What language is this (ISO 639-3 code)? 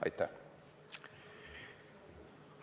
est